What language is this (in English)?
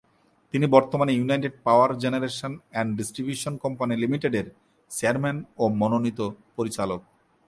Bangla